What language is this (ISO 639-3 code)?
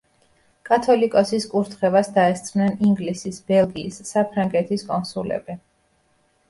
kat